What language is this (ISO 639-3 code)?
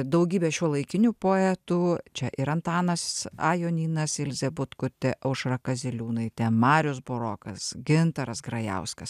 lit